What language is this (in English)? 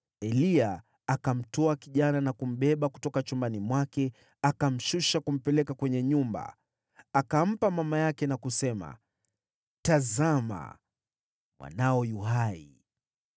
Swahili